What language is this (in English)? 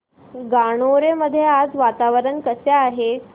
Marathi